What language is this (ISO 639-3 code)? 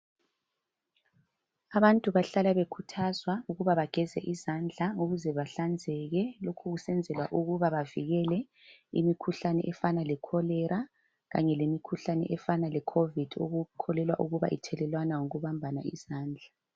nde